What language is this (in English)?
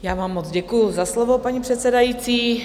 Czech